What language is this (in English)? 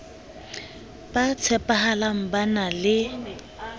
Southern Sotho